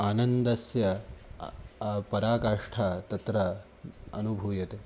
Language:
Sanskrit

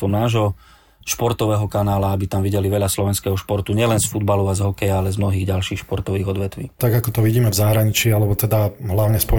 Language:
Slovak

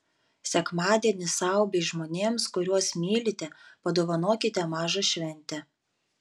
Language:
Lithuanian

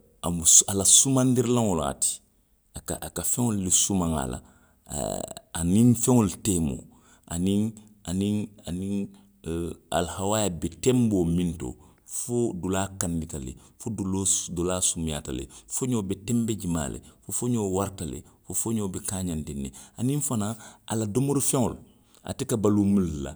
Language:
Western Maninkakan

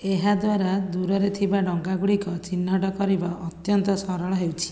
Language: Odia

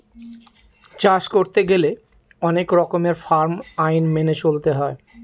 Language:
Bangla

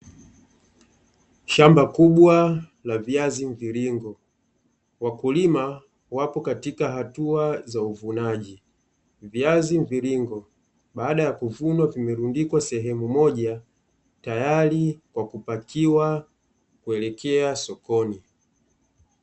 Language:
Swahili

